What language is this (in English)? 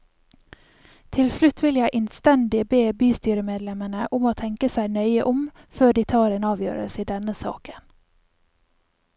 Norwegian